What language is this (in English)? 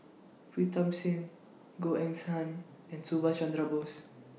English